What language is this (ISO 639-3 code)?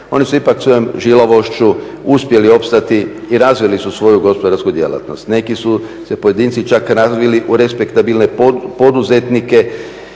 hrv